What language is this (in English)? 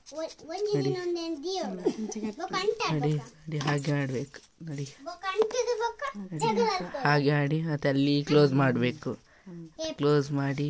Kannada